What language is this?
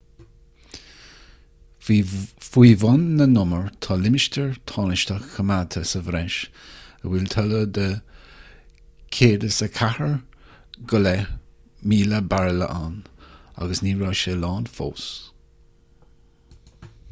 Irish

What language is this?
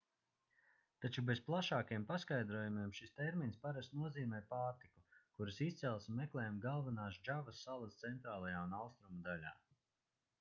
Latvian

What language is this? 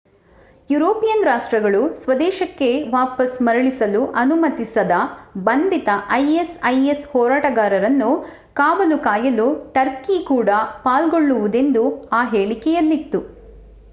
Kannada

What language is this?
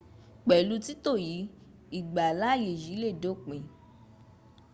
Yoruba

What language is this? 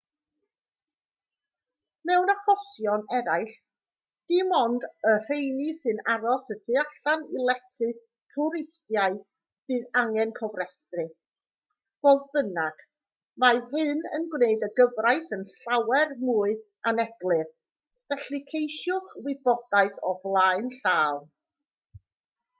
Welsh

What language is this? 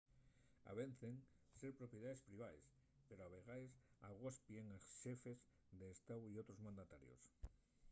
Asturian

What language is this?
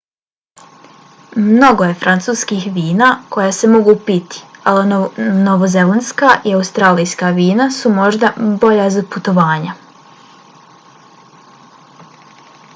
Bosnian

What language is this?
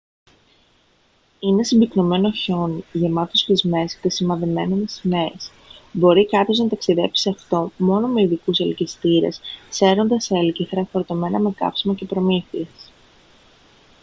Greek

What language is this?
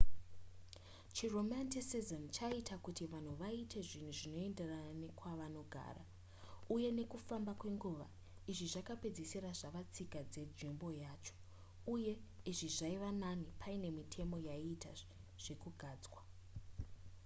Shona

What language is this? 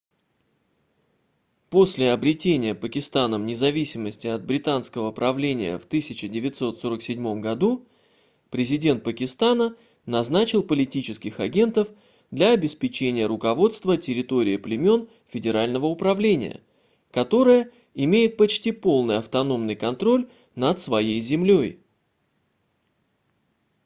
Russian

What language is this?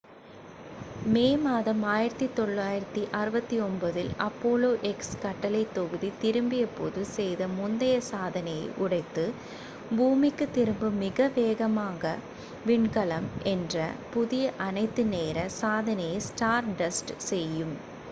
Tamil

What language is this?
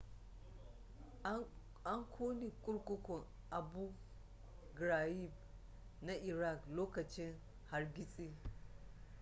Hausa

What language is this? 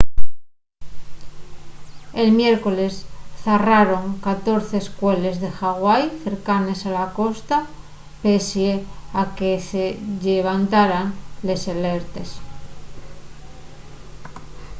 Asturian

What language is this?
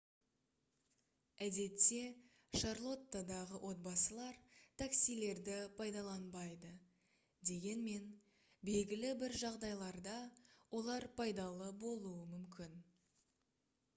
Kazakh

